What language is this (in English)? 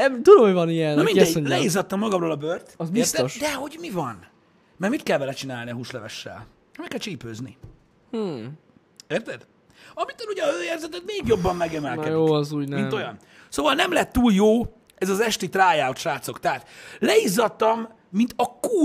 Hungarian